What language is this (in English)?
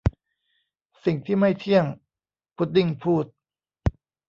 Thai